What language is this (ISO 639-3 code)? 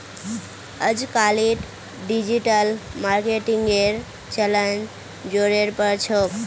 mag